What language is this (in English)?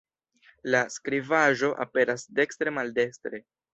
Esperanto